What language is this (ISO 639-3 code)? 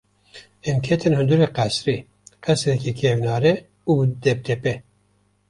kur